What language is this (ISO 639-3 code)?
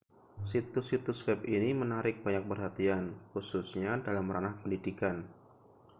ind